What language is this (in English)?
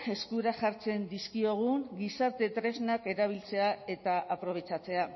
Basque